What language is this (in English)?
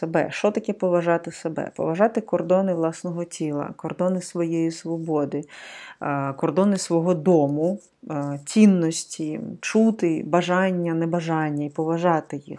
Ukrainian